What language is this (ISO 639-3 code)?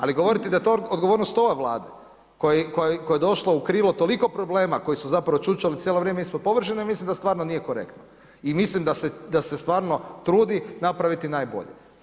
hrv